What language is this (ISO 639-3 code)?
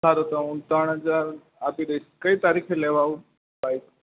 guj